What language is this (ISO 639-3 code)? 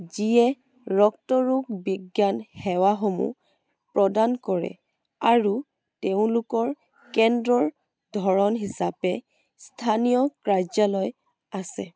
asm